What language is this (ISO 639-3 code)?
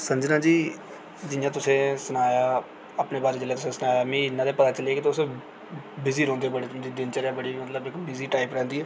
doi